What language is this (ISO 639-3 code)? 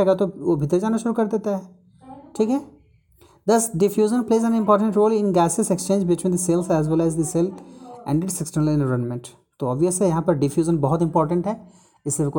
hin